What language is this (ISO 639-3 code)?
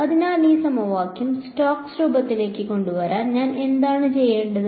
mal